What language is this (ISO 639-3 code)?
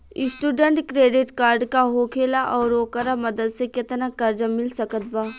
bho